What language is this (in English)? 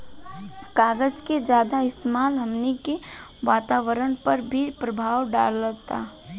Bhojpuri